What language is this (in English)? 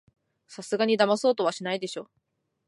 Japanese